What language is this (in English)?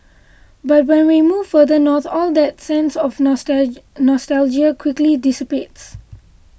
English